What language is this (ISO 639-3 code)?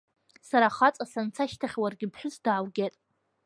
abk